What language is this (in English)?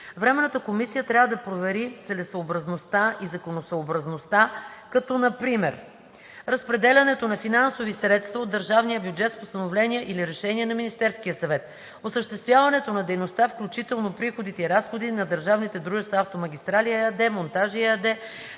Bulgarian